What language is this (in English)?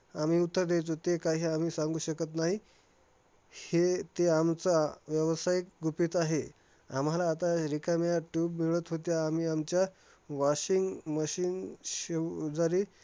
Marathi